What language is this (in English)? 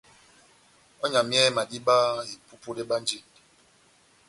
Batanga